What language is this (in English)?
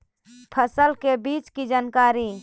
Magahi